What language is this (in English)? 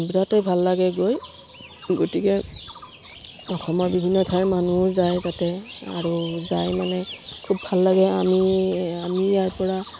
Assamese